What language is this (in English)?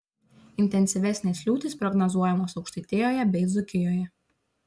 Lithuanian